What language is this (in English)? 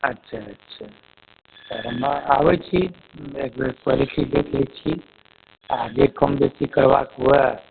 Maithili